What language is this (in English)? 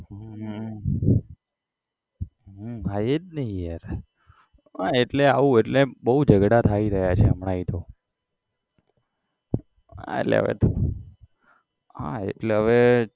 Gujarati